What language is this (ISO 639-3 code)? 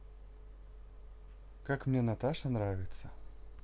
rus